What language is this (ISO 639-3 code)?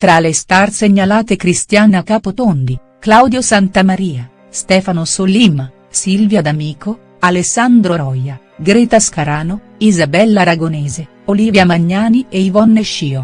ita